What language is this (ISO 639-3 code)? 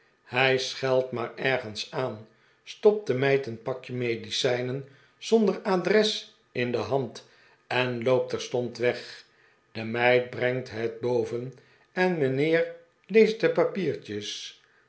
nld